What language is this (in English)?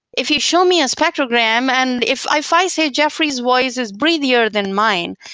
English